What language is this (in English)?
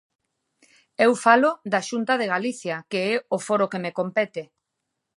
Galician